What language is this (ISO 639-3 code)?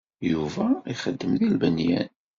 kab